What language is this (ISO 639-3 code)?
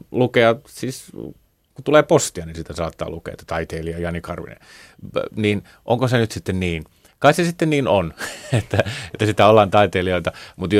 fin